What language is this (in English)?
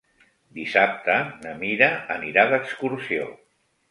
Catalan